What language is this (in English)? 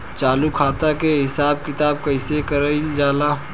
Bhojpuri